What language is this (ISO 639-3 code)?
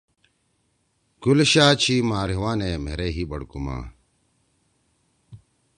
trw